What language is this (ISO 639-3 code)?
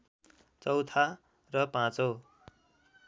nep